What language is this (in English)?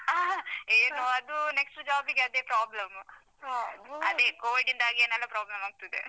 Kannada